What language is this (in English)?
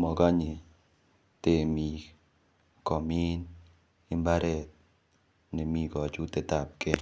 Kalenjin